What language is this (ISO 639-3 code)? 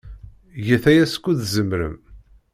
kab